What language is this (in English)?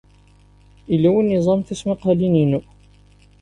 Kabyle